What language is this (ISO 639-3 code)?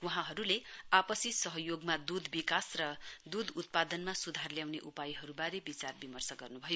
nep